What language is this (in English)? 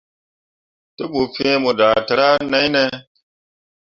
Mundang